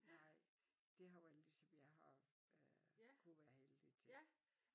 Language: Danish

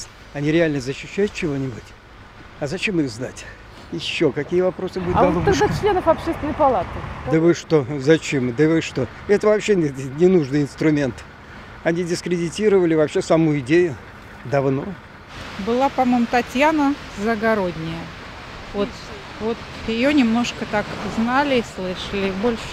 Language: Russian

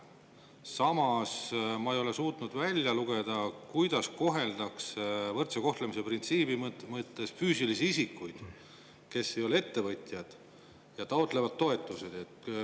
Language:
Estonian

